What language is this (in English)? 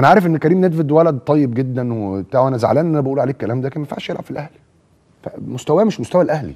Arabic